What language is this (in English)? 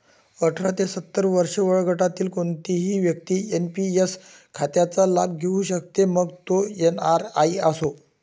Marathi